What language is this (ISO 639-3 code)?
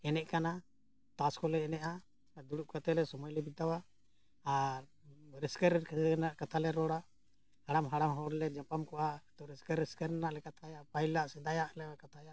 sat